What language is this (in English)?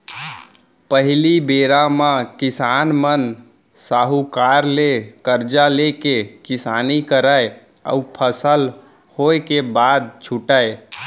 Chhattisgarhi